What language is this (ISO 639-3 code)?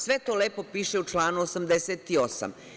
srp